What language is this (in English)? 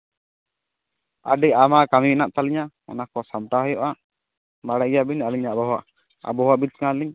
Santali